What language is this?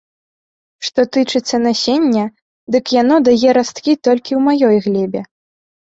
Belarusian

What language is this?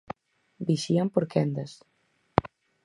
Galician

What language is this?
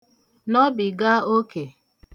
Igbo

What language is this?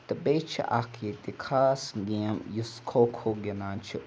Kashmiri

